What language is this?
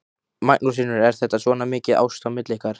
Icelandic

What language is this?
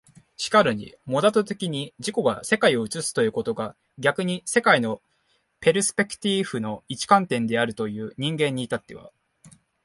Japanese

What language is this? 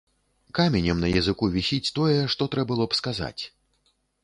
Belarusian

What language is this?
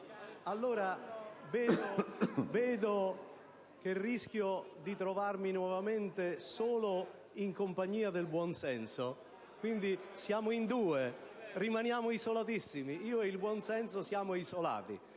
Italian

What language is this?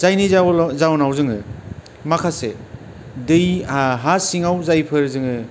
Bodo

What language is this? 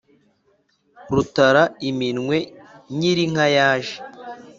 Kinyarwanda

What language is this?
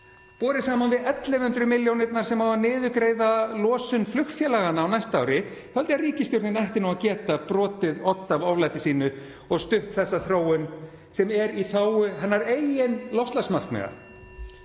Icelandic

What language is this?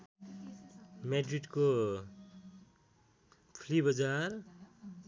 Nepali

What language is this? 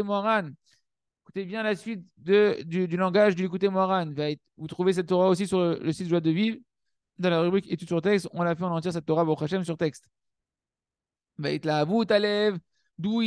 French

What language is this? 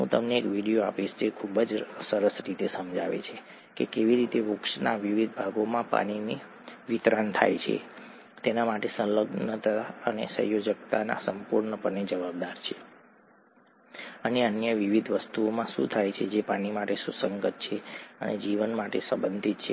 Gujarati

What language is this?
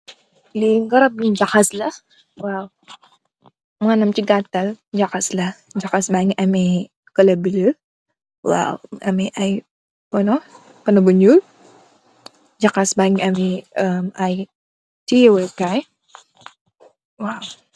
Wolof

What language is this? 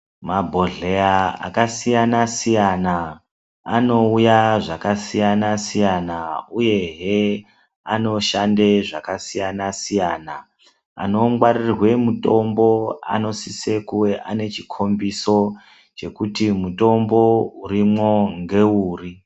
Ndau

